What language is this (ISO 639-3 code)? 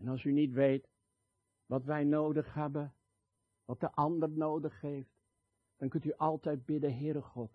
nld